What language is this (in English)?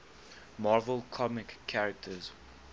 English